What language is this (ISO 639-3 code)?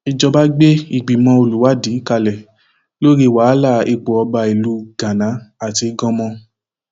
yor